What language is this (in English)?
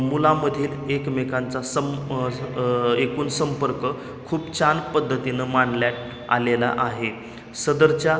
Marathi